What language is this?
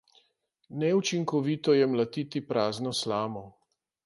Slovenian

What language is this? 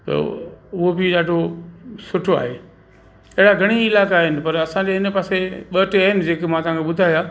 Sindhi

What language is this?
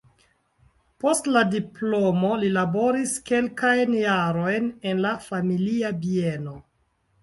Esperanto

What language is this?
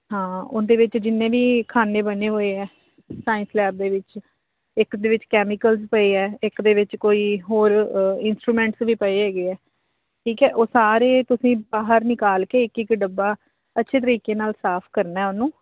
Punjabi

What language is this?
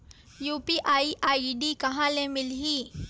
Chhattisgarhi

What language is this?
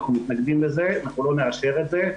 Hebrew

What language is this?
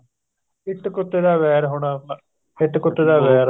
Punjabi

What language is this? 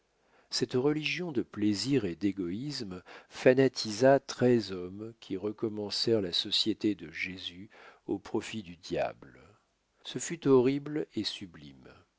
French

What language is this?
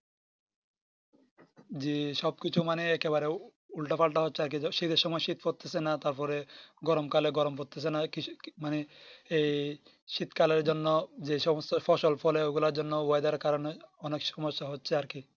Bangla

